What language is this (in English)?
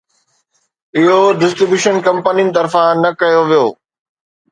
Sindhi